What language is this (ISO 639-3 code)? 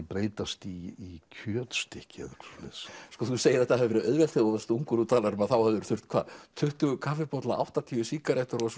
isl